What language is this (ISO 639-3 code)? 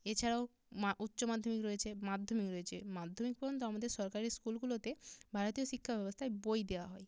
ben